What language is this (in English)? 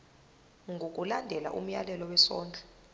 Zulu